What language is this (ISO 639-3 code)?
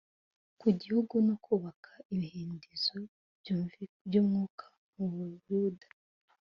kin